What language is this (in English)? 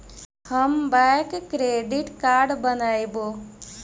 Magahi